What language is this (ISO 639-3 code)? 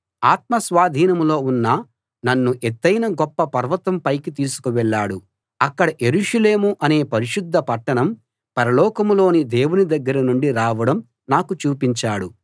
tel